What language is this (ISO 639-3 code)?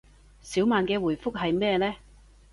yue